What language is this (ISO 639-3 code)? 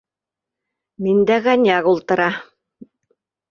bak